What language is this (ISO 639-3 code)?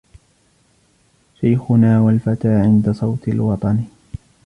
ara